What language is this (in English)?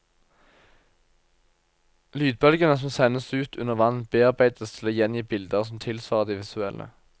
Norwegian